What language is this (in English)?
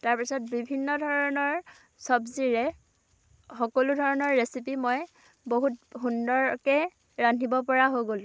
Assamese